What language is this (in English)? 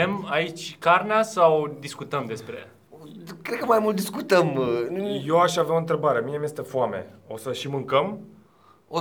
Romanian